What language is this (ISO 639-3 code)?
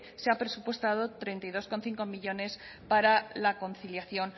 spa